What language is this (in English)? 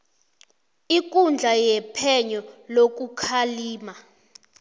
South Ndebele